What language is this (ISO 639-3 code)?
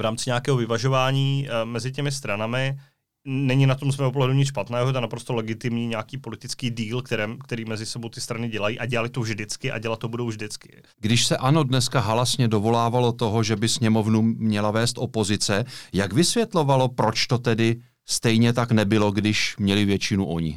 ces